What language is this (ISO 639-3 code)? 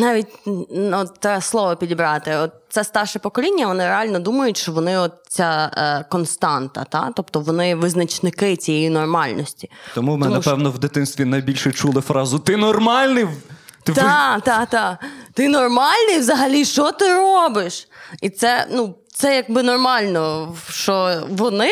ukr